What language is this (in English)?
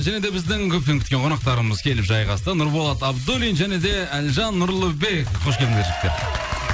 Kazakh